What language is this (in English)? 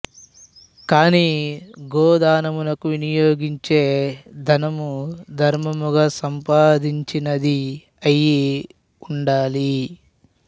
Telugu